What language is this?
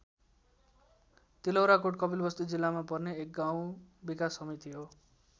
Nepali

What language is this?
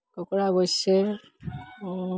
Assamese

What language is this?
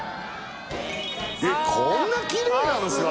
Japanese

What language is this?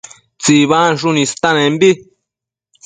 Matsés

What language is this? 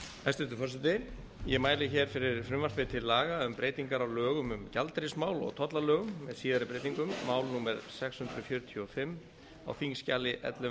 Icelandic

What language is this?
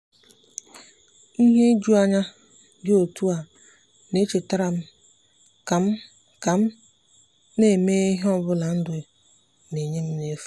Igbo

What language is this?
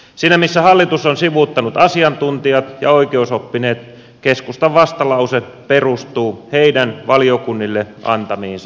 Finnish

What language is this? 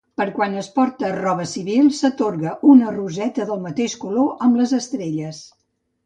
Catalan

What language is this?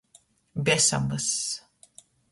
Latgalian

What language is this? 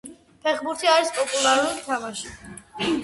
Georgian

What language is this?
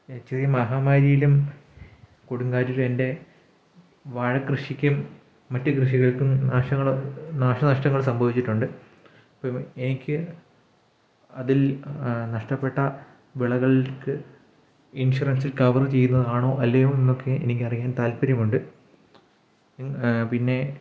Malayalam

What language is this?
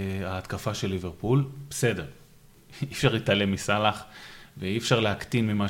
Hebrew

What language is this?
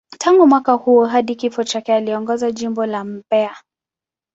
Swahili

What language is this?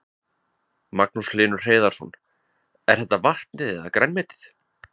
Icelandic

